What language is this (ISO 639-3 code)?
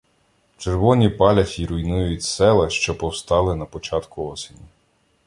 ukr